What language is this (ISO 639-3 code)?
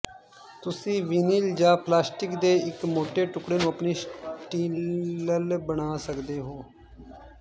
pan